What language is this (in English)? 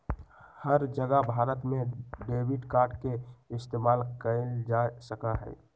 Magahi